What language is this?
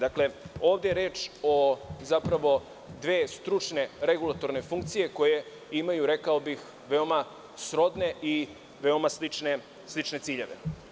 Serbian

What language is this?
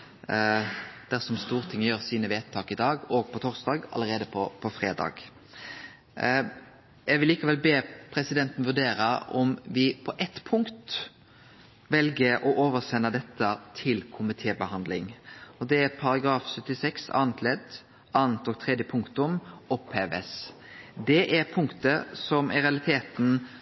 Norwegian Nynorsk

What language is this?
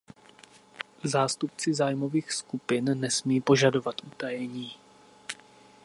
Czech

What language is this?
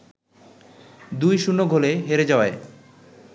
Bangla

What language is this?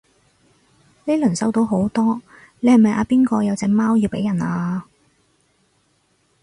Cantonese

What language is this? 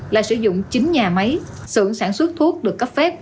Vietnamese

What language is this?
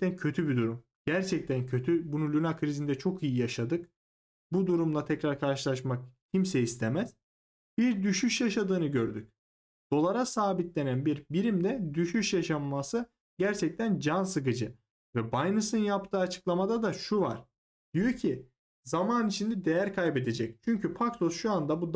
Turkish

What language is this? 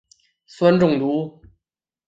Chinese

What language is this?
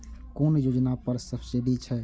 Maithili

